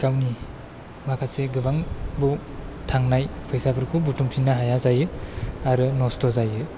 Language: Bodo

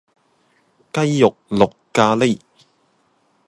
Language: Cantonese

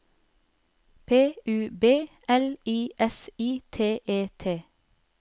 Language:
Norwegian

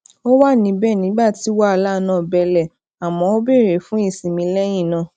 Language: Yoruba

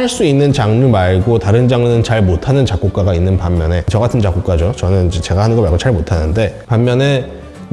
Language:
Korean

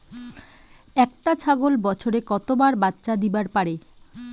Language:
Bangla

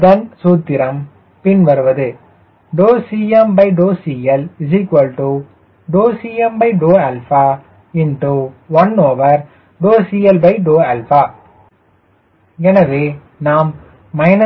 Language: Tamil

